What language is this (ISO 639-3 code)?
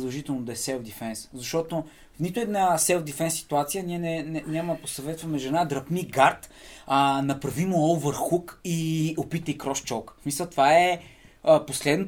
bul